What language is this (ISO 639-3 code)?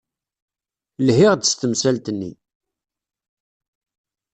kab